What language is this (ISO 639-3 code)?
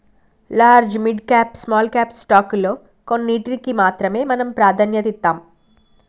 tel